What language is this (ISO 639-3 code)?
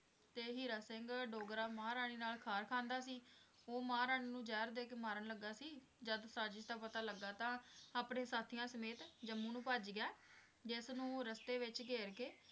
pan